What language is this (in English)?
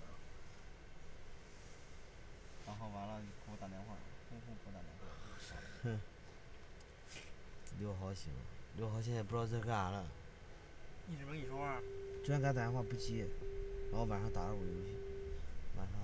Chinese